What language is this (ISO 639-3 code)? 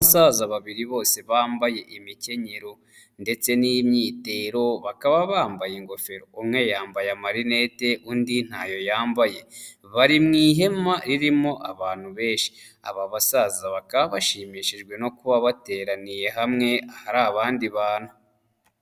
kin